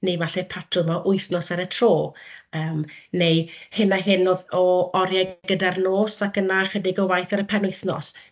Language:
Welsh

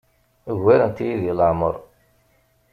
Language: Kabyle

